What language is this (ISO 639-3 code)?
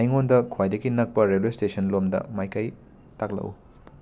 mni